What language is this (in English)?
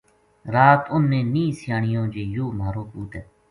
Gujari